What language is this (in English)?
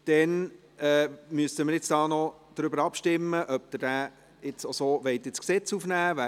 Swiss German